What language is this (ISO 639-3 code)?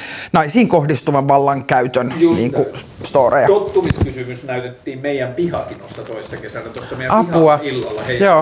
fin